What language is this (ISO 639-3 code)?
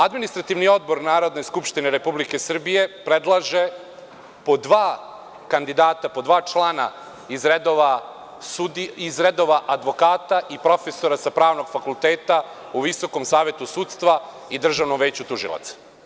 srp